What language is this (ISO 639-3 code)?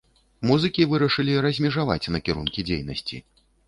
bel